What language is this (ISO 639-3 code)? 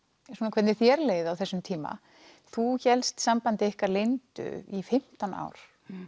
isl